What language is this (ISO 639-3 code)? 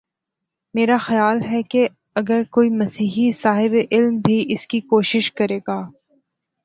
urd